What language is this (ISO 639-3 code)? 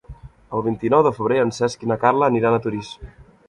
cat